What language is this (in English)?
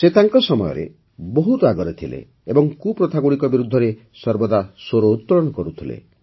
Odia